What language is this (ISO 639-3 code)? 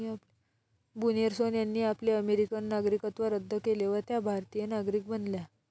mar